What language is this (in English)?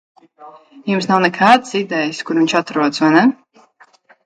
Latvian